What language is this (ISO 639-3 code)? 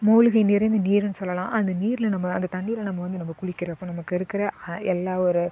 tam